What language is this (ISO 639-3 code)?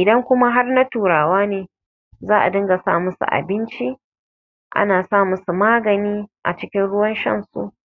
hau